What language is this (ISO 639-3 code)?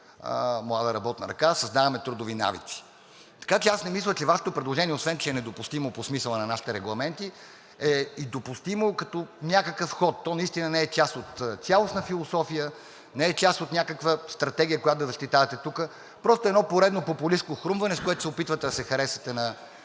bul